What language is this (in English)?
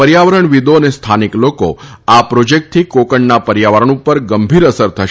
Gujarati